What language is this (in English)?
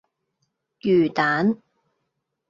Cantonese